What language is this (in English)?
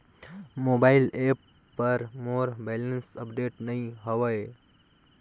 Chhattisgarhi